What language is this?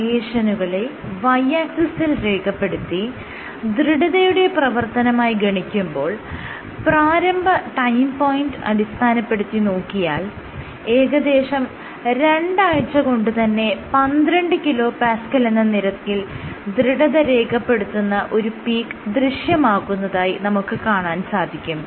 Malayalam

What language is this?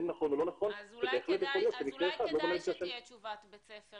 Hebrew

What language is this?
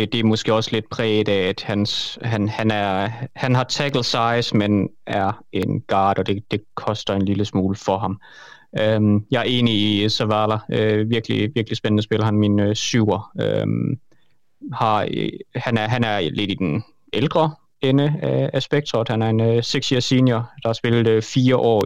Danish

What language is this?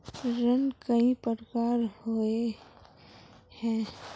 Magahi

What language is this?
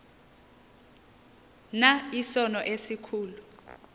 Xhosa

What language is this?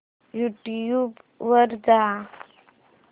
Marathi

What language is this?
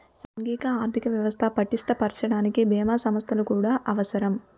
Telugu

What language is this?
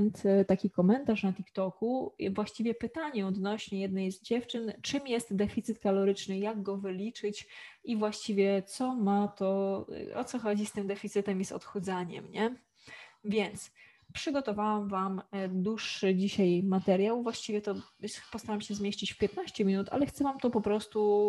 Polish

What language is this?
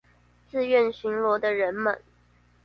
Chinese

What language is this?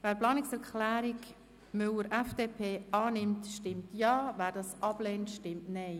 Swiss German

